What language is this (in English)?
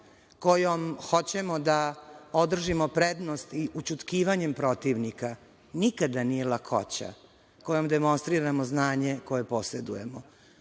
Serbian